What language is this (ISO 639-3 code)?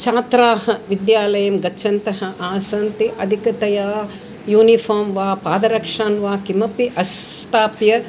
san